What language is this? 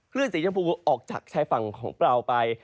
Thai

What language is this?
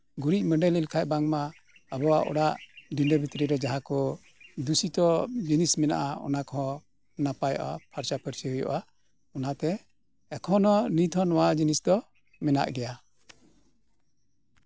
Santali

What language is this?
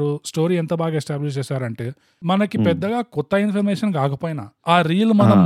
Telugu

